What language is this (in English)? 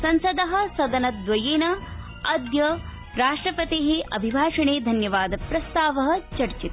Sanskrit